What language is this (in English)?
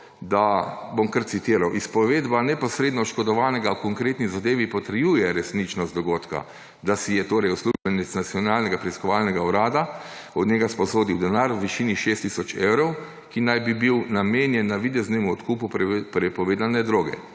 Slovenian